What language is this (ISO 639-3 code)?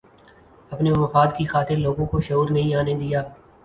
urd